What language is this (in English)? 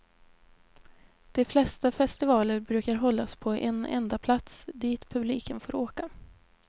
Swedish